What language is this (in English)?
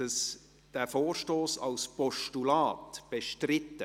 Swiss German